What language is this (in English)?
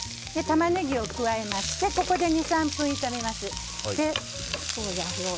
Japanese